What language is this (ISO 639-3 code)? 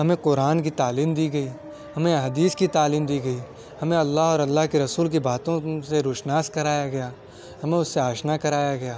urd